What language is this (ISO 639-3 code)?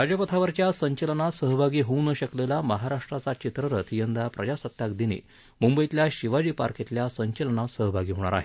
mar